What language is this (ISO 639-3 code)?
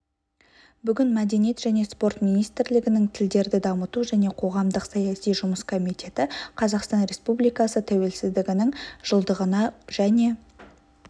kaz